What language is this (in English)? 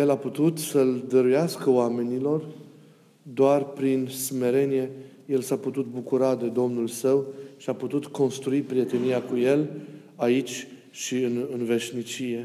Romanian